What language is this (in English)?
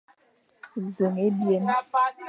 Fang